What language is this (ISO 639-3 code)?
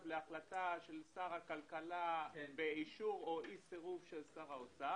heb